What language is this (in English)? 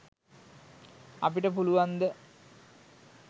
Sinhala